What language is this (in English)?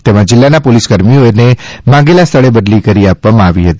Gujarati